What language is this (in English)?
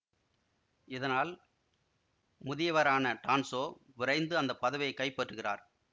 Tamil